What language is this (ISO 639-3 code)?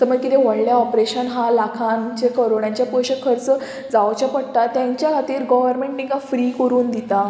kok